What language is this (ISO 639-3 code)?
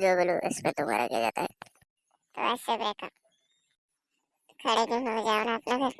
hin